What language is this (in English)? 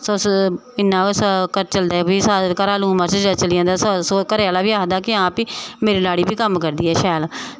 Dogri